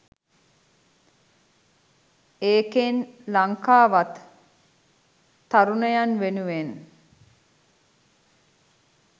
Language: Sinhala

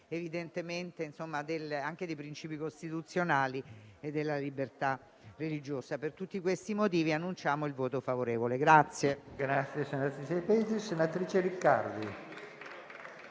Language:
Italian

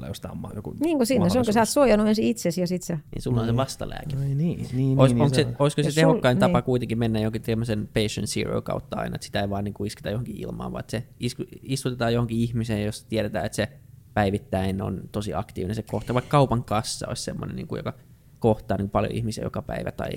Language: Finnish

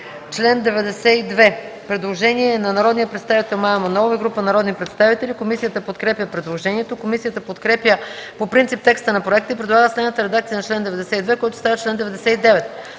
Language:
Bulgarian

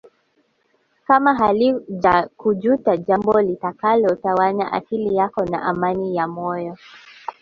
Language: Swahili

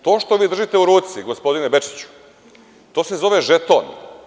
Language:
Serbian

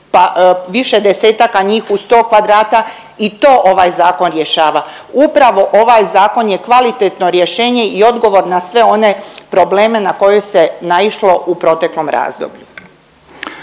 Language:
Croatian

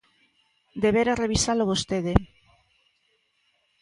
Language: Galician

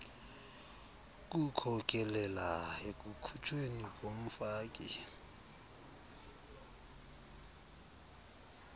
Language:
Xhosa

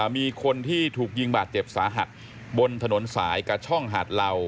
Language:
Thai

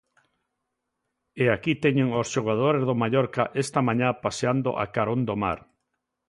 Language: Galician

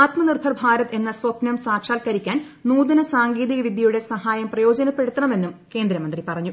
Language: Malayalam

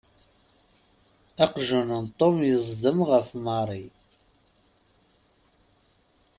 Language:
Kabyle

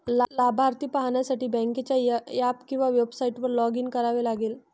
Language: Marathi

